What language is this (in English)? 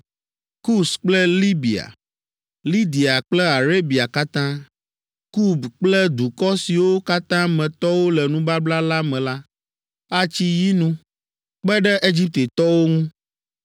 Ewe